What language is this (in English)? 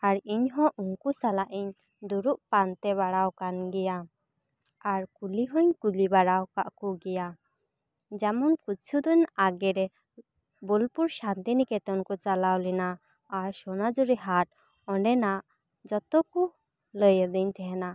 Santali